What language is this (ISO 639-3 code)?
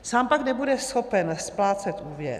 ces